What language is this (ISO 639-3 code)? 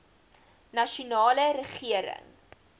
afr